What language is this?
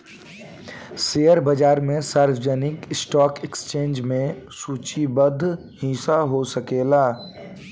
Bhojpuri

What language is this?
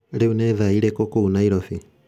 Kikuyu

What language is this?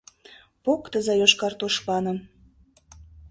Mari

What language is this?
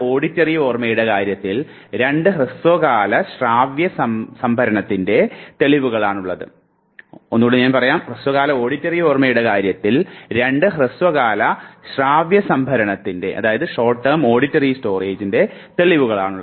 Malayalam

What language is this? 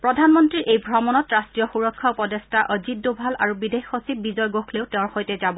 Assamese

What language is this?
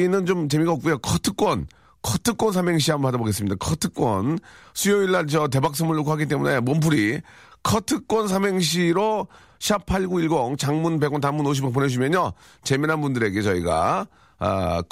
Korean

